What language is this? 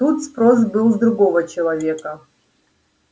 Russian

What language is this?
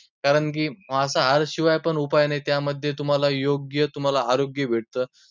Marathi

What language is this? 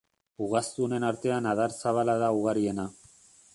Basque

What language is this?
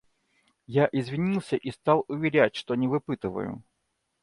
Russian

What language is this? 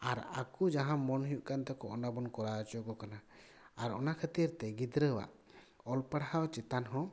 Santali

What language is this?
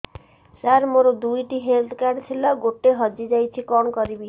Odia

